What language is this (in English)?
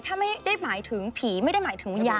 Thai